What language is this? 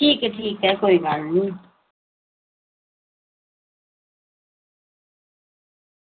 Dogri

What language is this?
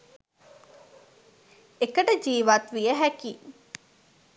Sinhala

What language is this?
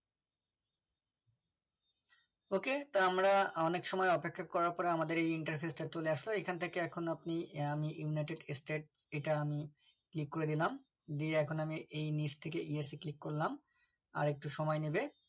Bangla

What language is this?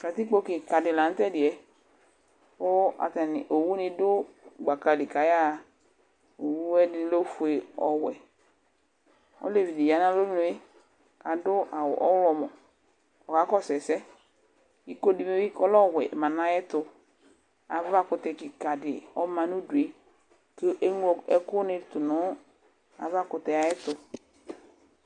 Ikposo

